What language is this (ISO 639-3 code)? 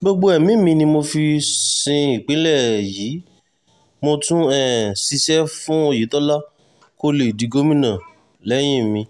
yor